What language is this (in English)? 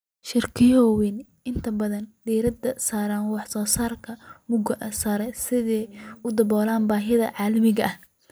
Somali